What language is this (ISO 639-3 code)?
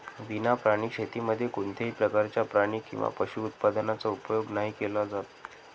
mar